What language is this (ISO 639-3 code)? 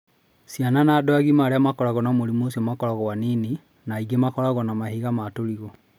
kik